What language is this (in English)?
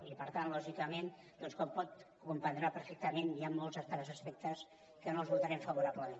Catalan